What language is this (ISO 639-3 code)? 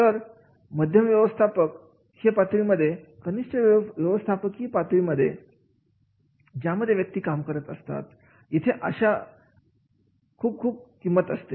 mar